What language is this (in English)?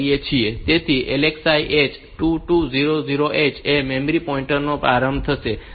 Gujarati